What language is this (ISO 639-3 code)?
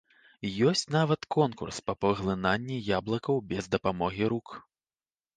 bel